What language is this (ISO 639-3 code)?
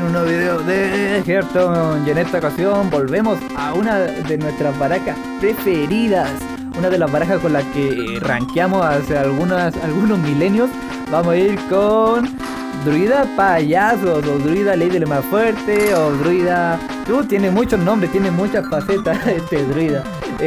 spa